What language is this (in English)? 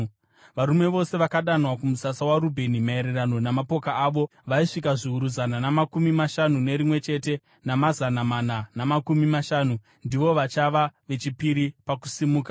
Shona